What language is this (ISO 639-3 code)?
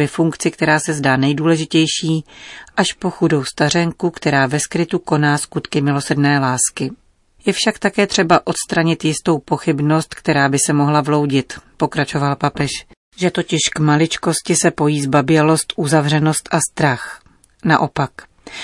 ces